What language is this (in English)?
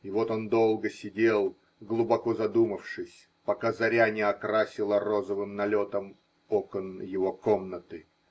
Russian